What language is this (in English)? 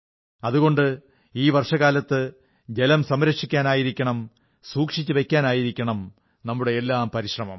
Malayalam